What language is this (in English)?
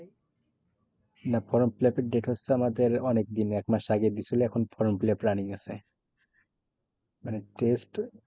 Bangla